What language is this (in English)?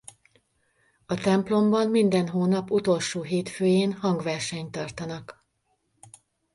Hungarian